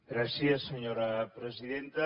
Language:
Catalan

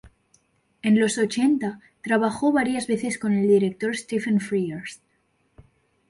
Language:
Spanish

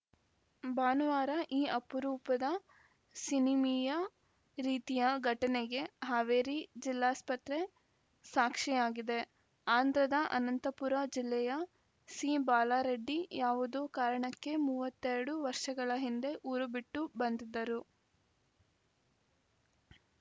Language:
Kannada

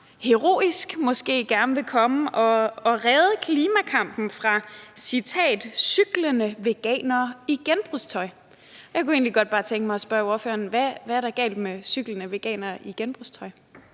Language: Danish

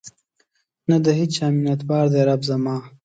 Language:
Pashto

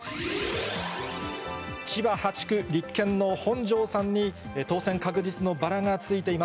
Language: Japanese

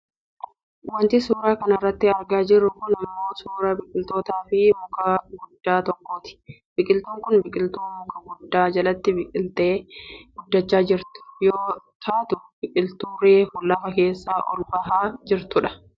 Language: Oromo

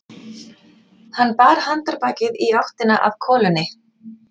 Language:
Icelandic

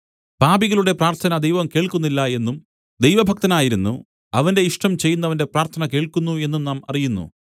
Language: Malayalam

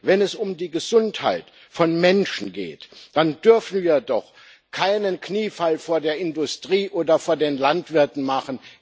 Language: German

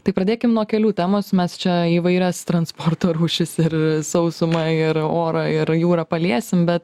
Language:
Lithuanian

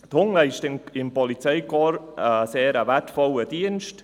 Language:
Swiss German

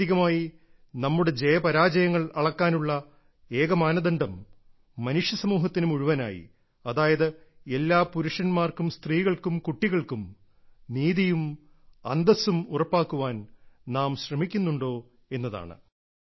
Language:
Malayalam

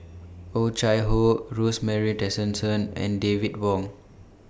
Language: English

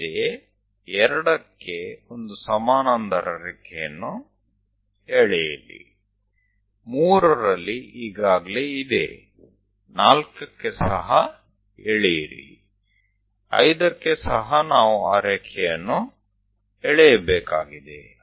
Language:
Kannada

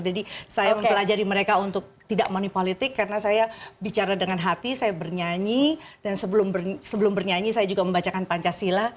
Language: Indonesian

